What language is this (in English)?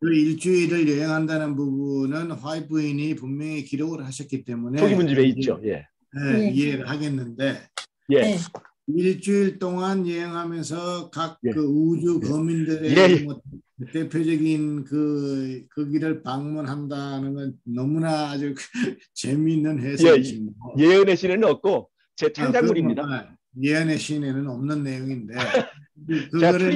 Korean